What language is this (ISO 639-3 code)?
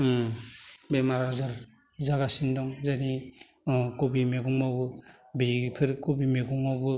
brx